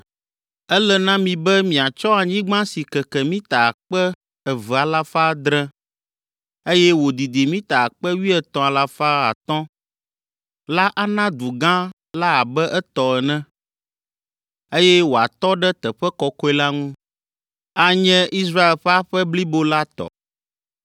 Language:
Ewe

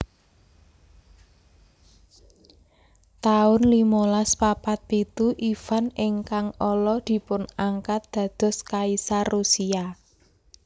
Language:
Javanese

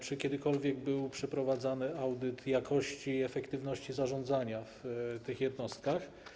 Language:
Polish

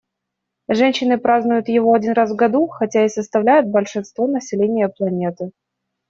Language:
Russian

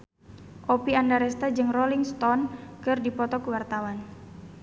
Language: Sundanese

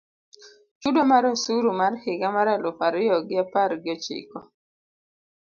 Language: Luo (Kenya and Tanzania)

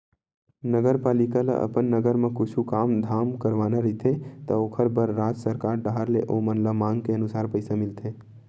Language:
Chhattisgarhi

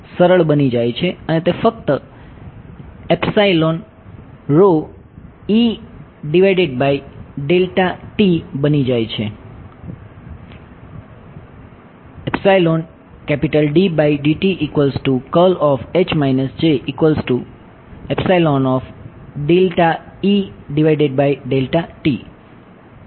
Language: Gujarati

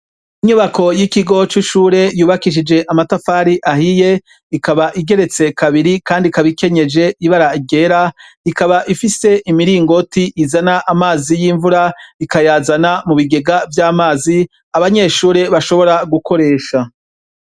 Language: Rundi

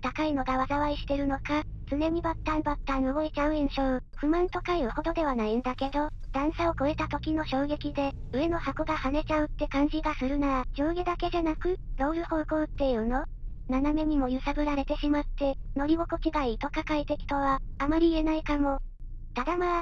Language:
Japanese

